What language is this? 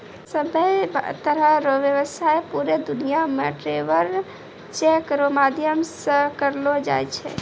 Maithili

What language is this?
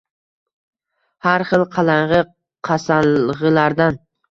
Uzbek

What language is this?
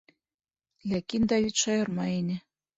Bashkir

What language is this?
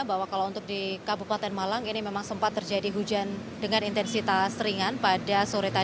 Indonesian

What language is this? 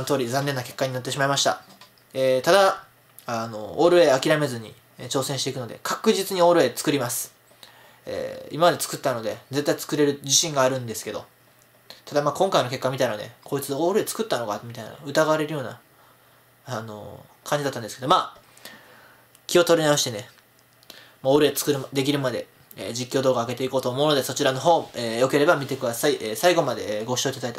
Japanese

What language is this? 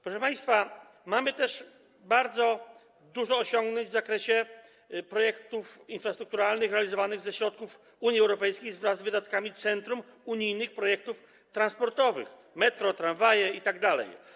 Polish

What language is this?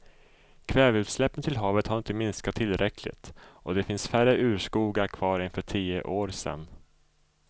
Swedish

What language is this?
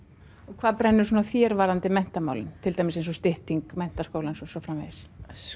Icelandic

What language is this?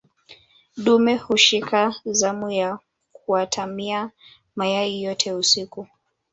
Swahili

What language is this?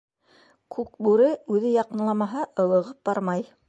Bashkir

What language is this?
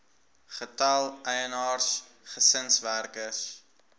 Afrikaans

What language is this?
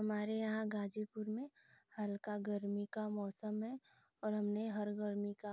Hindi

